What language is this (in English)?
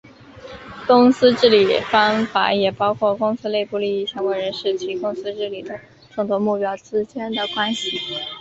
Chinese